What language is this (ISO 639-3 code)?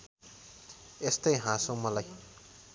nep